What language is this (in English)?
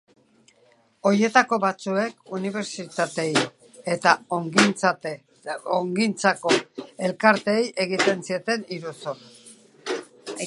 Basque